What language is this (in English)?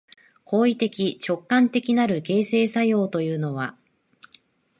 Japanese